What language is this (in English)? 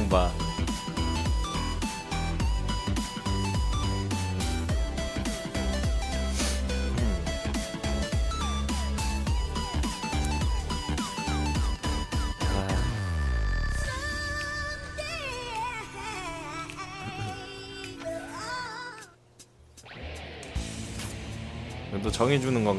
Korean